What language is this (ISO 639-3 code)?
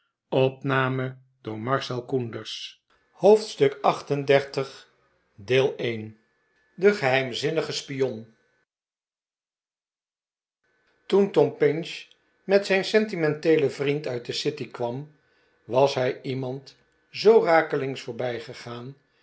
nld